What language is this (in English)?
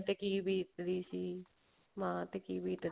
Punjabi